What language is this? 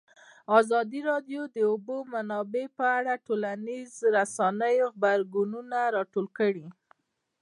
Pashto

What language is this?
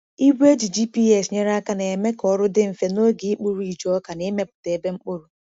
Igbo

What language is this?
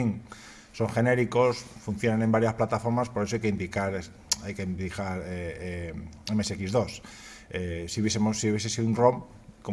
Spanish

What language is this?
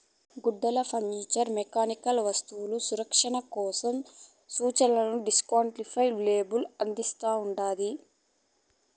Telugu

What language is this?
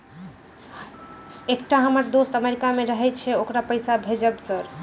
Maithili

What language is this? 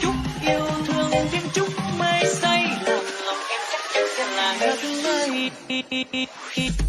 Vietnamese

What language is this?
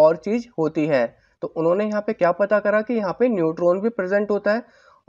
Hindi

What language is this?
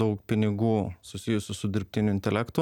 Lithuanian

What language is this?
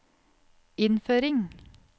Norwegian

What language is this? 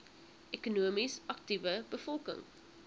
Afrikaans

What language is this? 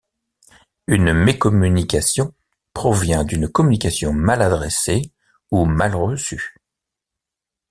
French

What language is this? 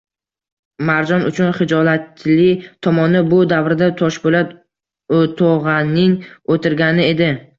Uzbek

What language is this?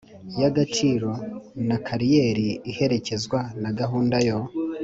Kinyarwanda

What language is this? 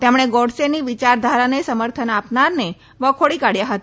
Gujarati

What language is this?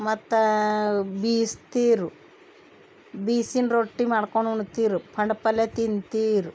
Kannada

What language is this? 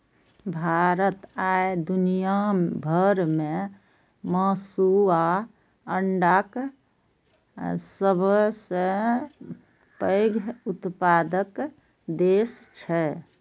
Maithili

